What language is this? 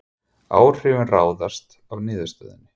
Icelandic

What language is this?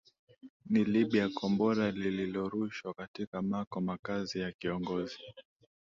Swahili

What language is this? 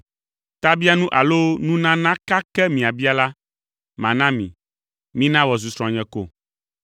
Ewe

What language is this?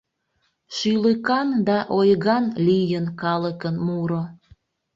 Mari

